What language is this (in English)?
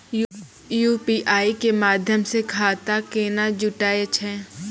Maithili